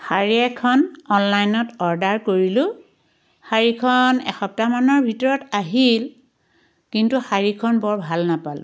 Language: Assamese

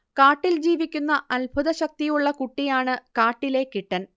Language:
Malayalam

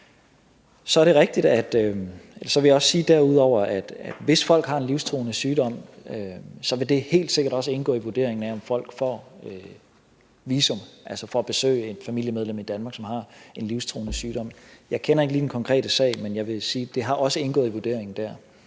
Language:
Danish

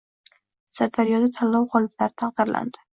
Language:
Uzbek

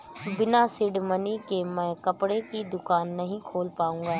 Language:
Hindi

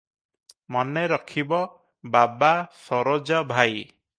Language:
Odia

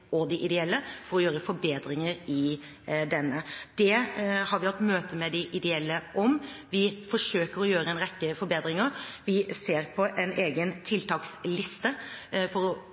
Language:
Norwegian Bokmål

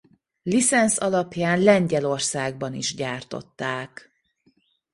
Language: Hungarian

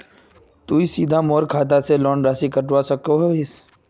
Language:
Magahi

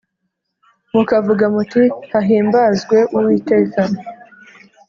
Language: Kinyarwanda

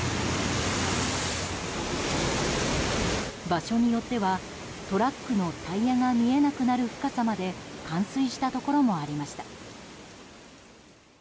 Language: Japanese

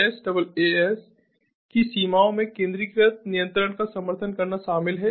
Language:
Hindi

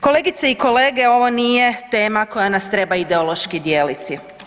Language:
Croatian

